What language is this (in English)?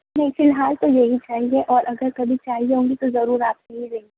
Urdu